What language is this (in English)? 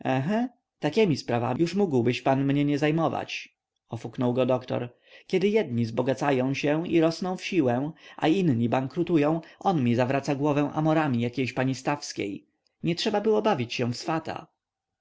Polish